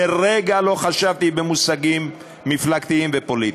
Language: Hebrew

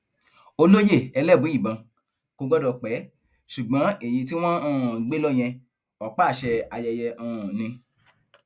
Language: Yoruba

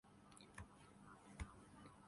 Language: Urdu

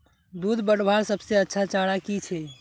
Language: Magahi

